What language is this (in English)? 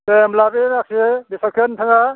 Bodo